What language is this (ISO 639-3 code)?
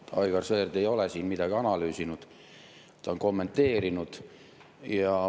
est